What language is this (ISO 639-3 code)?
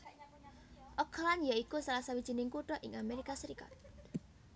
jav